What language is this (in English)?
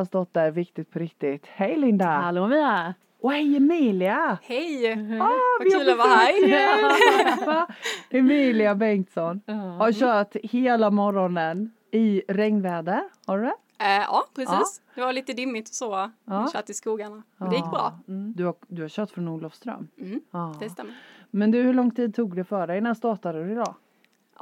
Swedish